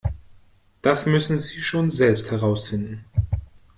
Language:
German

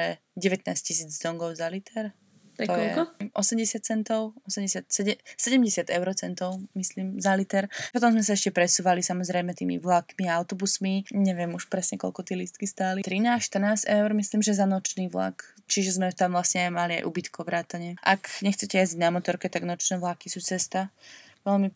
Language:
Slovak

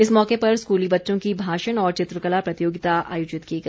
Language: Hindi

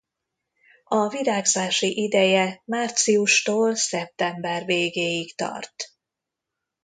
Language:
Hungarian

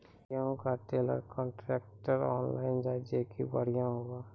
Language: Maithili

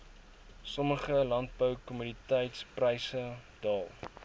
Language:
Afrikaans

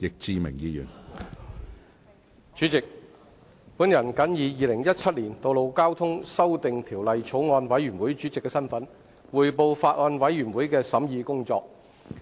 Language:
Cantonese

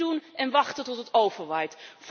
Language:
Dutch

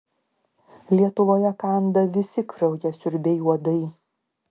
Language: Lithuanian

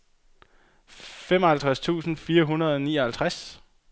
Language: Danish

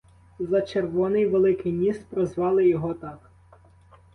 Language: Ukrainian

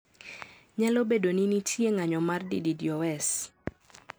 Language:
Luo (Kenya and Tanzania)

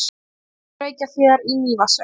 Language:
Icelandic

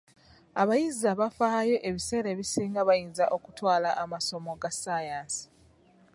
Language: Ganda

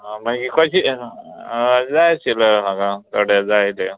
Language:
Konkani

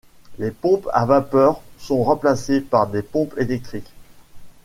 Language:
French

